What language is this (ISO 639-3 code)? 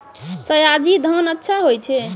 mai